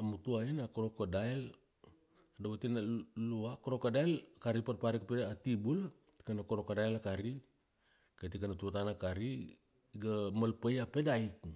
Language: Kuanua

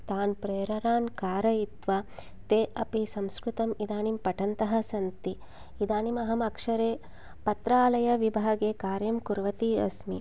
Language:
Sanskrit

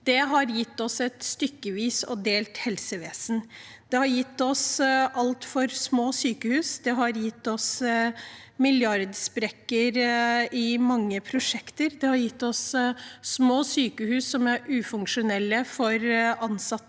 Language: Norwegian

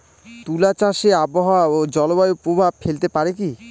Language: Bangla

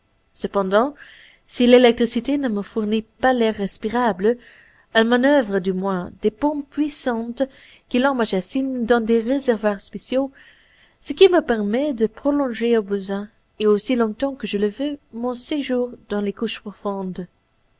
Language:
French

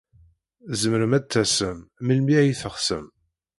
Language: Kabyle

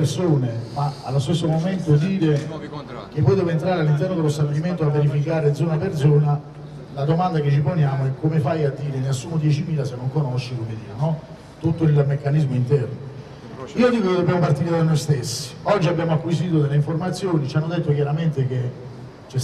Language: Italian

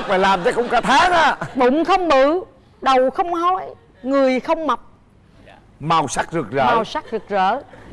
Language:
Vietnamese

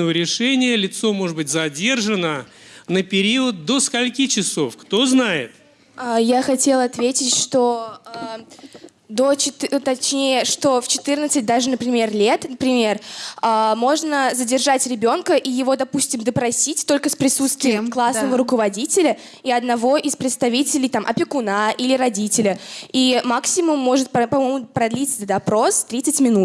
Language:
Russian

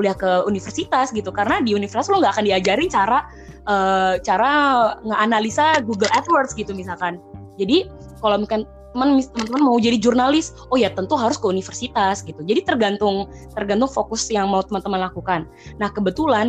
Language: Indonesian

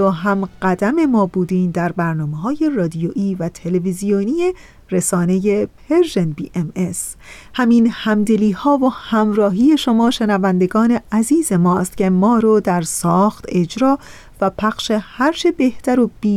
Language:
Persian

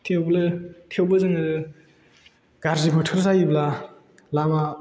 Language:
Bodo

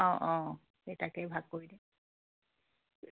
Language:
Assamese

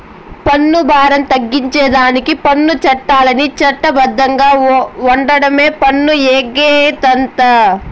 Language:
Telugu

